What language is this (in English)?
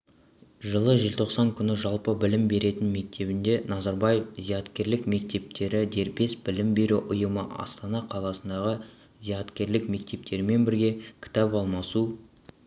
Kazakh